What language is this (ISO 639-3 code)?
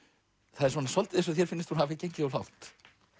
isl